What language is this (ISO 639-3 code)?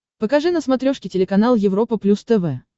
rus